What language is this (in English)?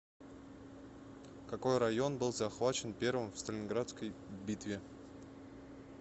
Russian